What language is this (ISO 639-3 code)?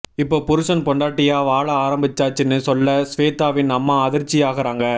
tam